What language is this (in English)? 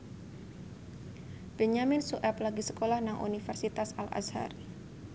Javanese